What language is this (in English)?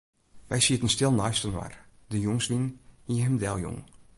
Western Frisian